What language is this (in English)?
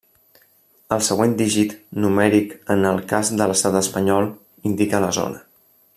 Catalan